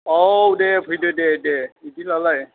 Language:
Bodo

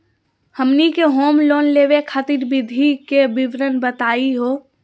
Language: Magahi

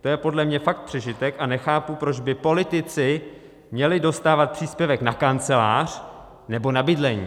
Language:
Czech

